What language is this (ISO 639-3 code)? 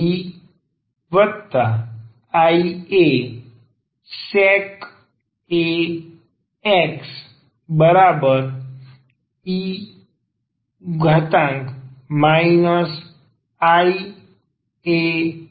guj